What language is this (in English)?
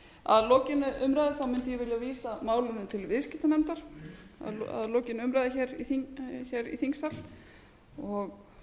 Icelandic